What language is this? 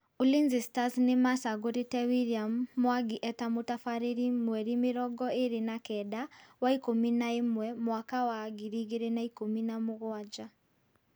Kikuyu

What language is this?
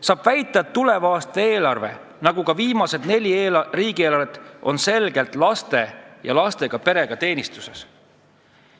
Estonian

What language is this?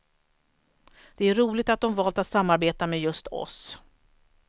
Swedish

